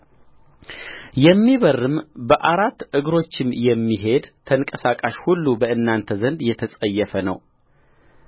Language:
Amharic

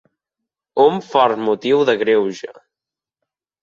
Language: Catalan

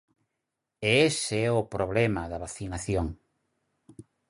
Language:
Galician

